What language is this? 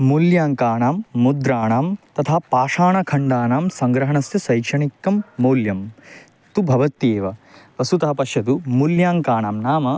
Sanskrit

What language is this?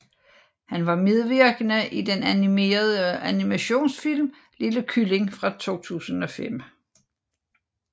Danish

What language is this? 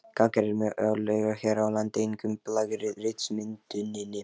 Icelandic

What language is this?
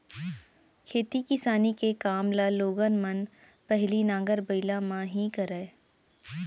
Chhattisgarhi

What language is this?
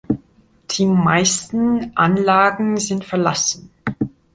German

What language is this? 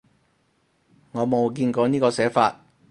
Cantonese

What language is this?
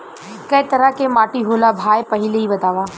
Bhojpuri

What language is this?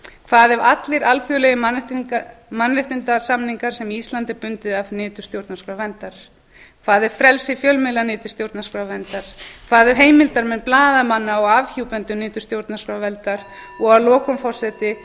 Icelandic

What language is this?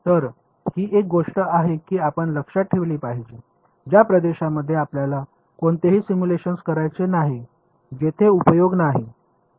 Marathi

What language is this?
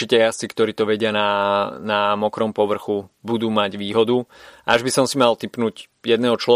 Slovak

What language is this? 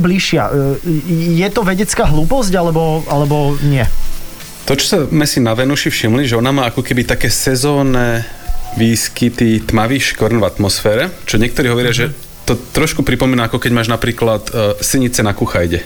Slovak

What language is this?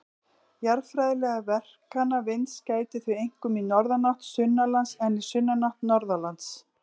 Icelandic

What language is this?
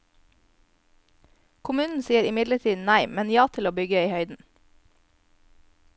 Norwegian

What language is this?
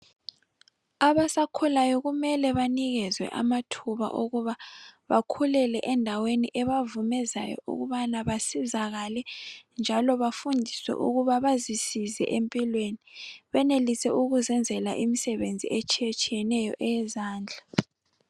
North Ndebele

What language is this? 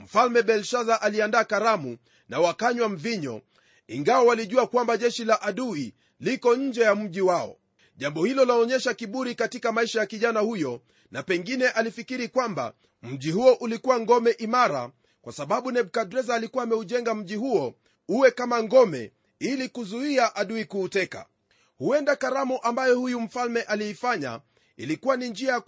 Swahili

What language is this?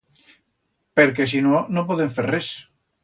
Aragonese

